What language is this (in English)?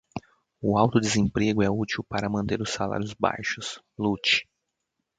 Portuguese